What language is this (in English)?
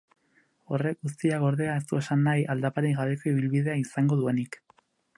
Basque